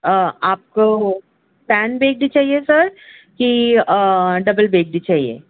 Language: Urdu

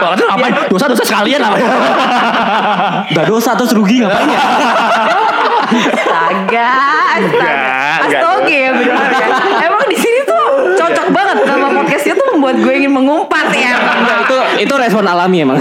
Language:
Indonesian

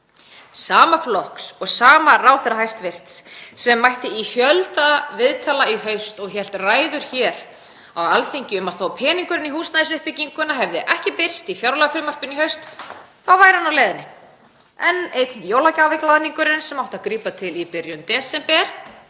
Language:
Icelandic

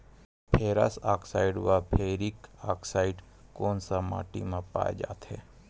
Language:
Chhattisgarhi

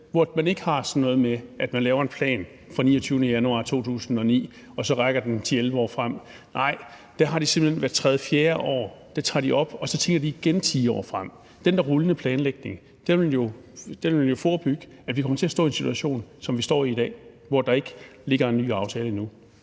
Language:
Danish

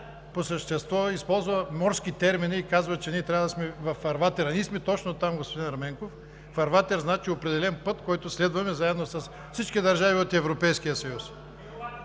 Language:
Bulgarian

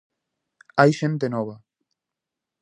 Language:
Galician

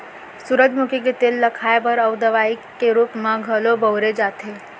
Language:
Chhattisgarhi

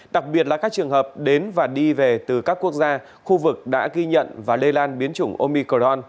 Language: Vietnamese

